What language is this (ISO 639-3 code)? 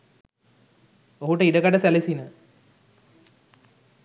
sin